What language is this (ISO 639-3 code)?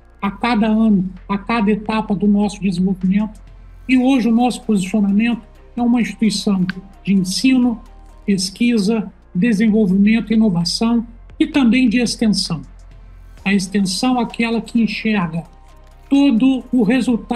por